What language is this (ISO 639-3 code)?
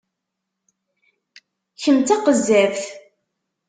kab